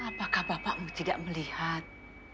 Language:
Indonesian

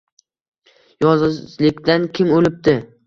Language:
Uzbek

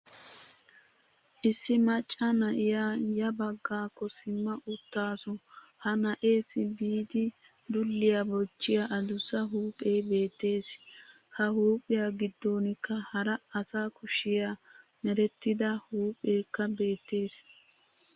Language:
Wolaytta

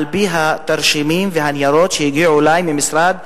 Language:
Hebrew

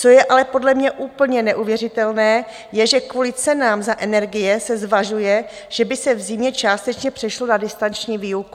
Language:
Czech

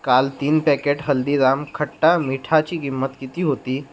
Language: Marathi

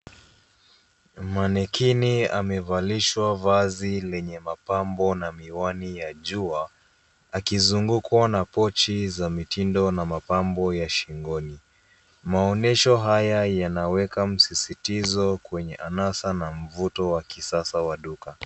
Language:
Swahili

